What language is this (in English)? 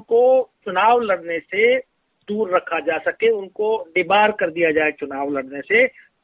Hindi